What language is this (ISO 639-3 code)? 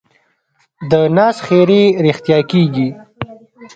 pus